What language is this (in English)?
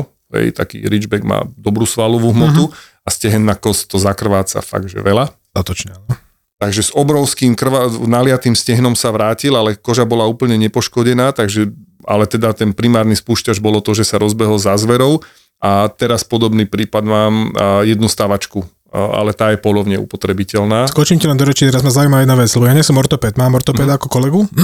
Slovak